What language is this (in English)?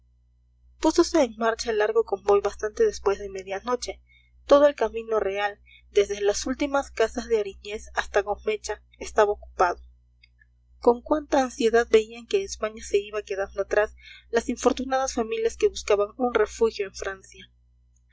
Spanish